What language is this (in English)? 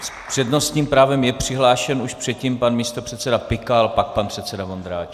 Czech